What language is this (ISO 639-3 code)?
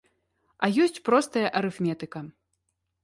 bel